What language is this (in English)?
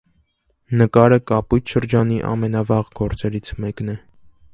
Armenian